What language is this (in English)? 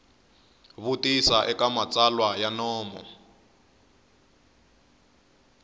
Tsonga